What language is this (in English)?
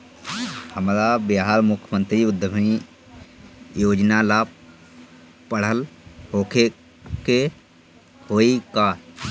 Bhojpuri